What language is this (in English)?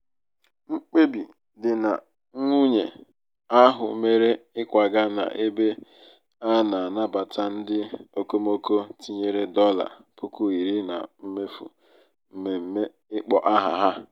Igbo